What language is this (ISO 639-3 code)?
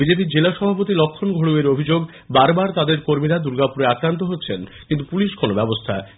ben